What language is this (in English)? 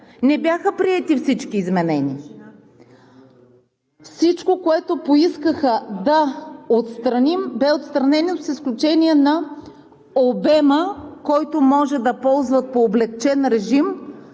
Bulgarian